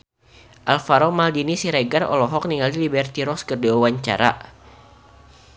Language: Sundanese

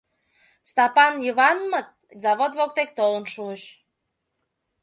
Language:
Mari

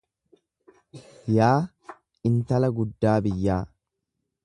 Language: Oromo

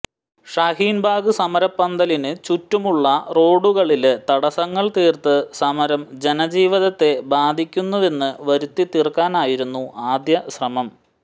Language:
Malayalam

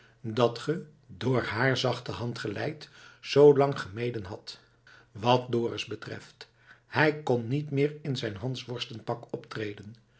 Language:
Dutch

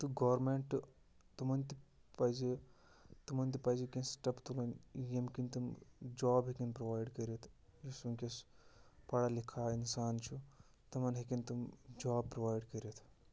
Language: Kashmiri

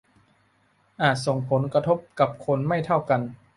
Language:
Thai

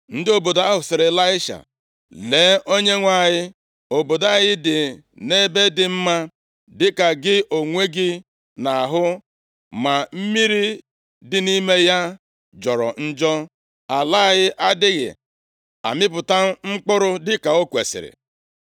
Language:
Igbo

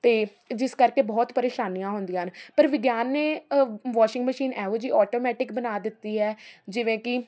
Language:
Punjabi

